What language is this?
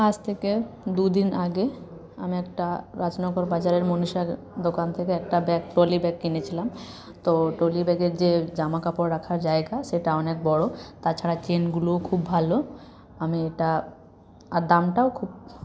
Bangla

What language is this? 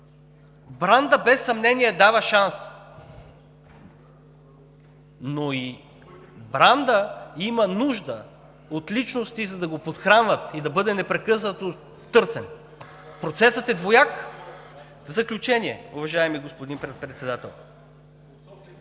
Bulgarian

